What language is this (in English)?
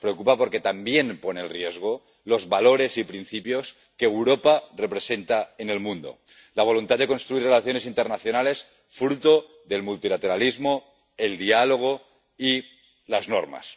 Spanish